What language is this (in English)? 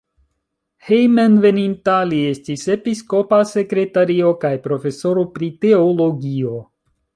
Esperanto